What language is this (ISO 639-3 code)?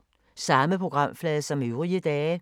dan